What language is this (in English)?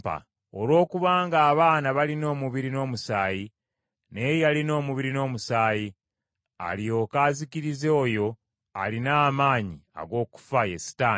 Ganda